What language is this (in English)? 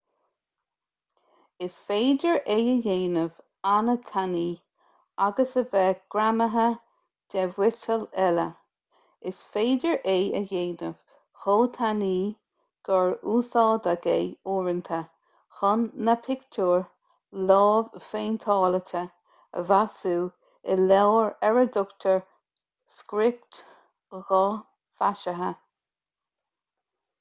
Irish